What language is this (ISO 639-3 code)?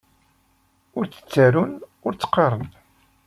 kab